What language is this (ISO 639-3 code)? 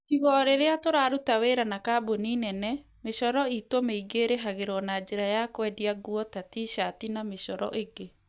kik